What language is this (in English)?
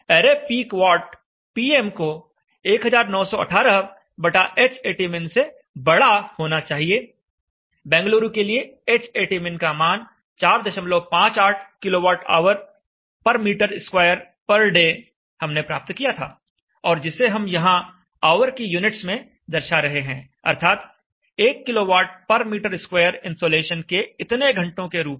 Hindi